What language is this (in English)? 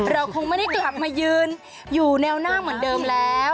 Thai